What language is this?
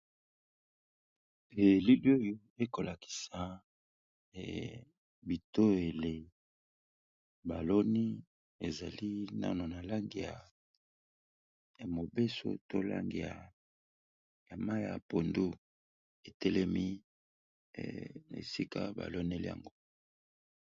Lingala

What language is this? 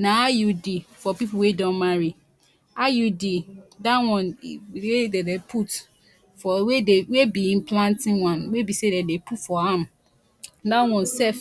Nigerian Pidgin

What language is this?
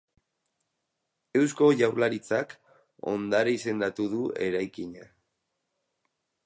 Basque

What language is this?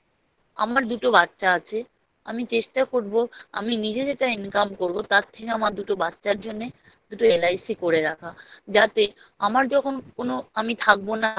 Bangla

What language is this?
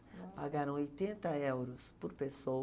Portuguese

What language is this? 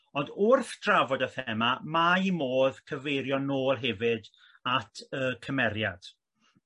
Welsh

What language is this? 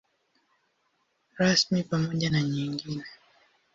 Swahili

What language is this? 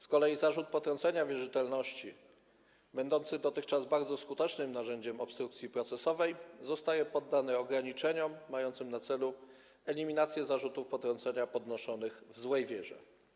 Polish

